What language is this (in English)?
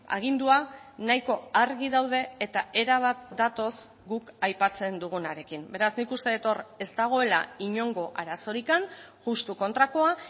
Basque